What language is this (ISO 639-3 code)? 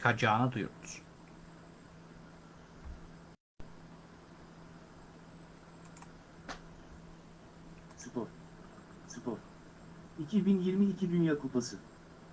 tur